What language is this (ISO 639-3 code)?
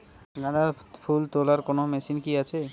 ben